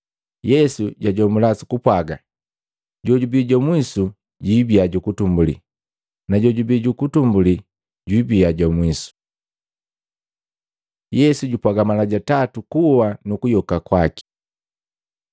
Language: Matengo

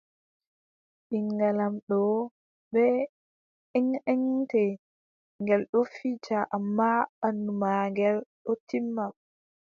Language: Adamawa Fulfulde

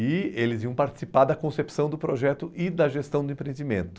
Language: Portuguese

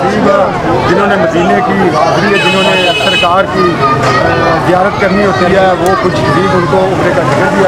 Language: Arabic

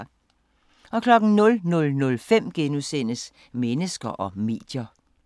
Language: Danish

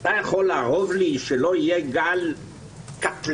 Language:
Hebrew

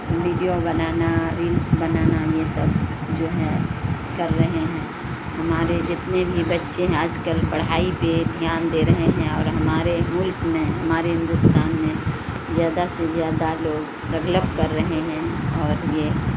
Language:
Urdu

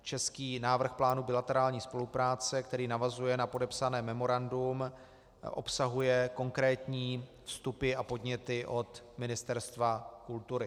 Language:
Czech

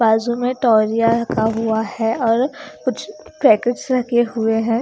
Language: Hindi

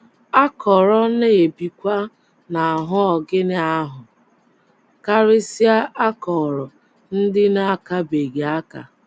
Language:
Igbo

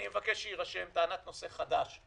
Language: Hebrew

